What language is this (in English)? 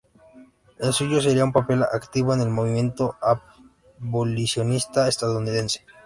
Spanish